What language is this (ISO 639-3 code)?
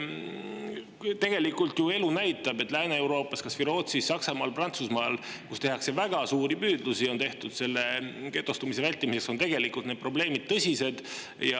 est